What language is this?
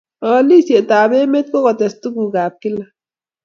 Kalenjin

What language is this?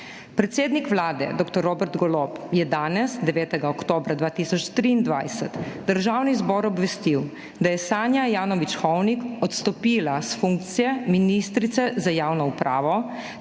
Slovenian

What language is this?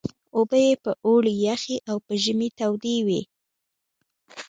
Pashto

